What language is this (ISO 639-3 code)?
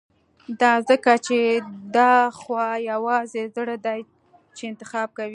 pus